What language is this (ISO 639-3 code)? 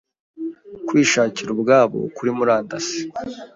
kin